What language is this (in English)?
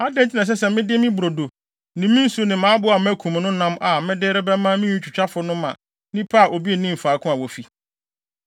Akan